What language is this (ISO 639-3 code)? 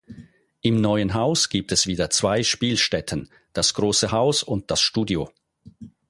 deu